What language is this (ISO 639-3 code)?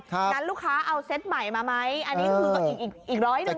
tha